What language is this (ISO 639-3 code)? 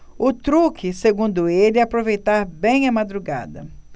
por